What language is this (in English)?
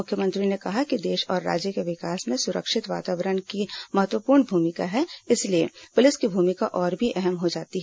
Hindi